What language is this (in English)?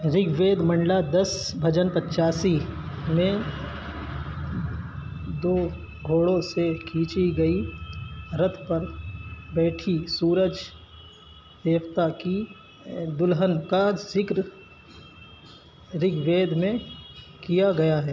Urdu